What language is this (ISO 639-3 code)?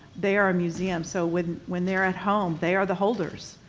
eng